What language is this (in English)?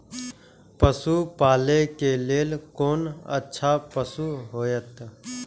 Maithili